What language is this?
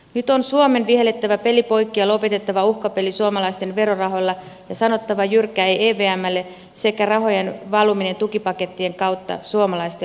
Finnish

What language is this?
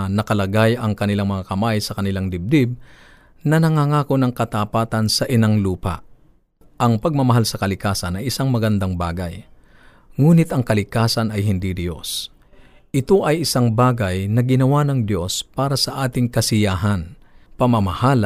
Filipino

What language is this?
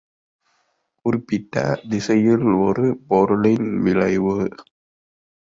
Tamil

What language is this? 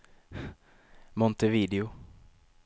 Swedish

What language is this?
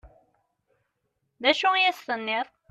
Kabyle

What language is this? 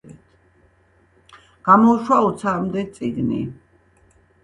Georgian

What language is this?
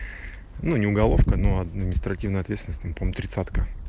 Russian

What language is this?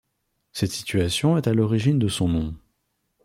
French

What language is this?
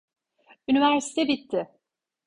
Turkish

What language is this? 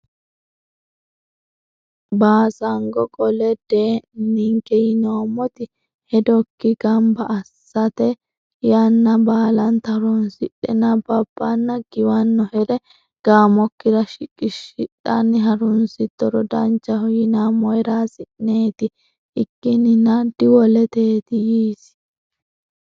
Sidamo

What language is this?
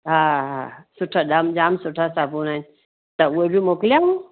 Sindhi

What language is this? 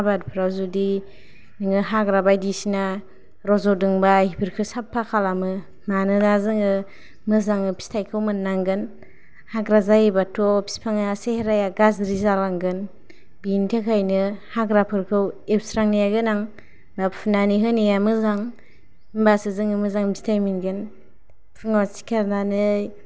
Bodo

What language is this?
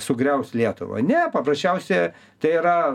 Lithuanian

